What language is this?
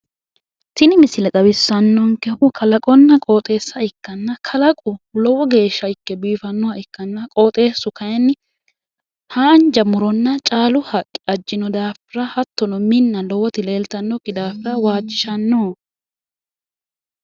Sidamo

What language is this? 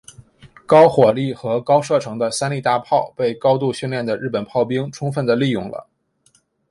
Chinese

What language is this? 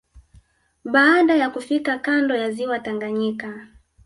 Swahili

